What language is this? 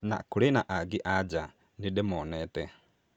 Kikuyu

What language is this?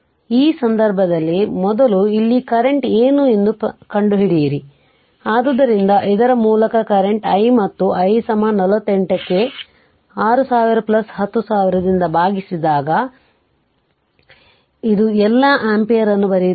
Kannada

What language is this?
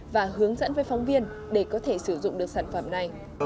Vietnamese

